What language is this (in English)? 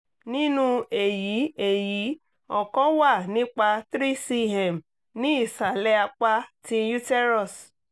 Yoruba